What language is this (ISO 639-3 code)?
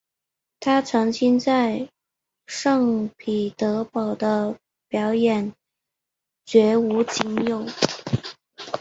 zho